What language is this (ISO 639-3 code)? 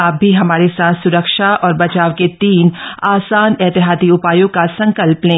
hin